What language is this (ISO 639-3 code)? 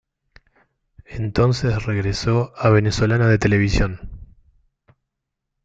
spa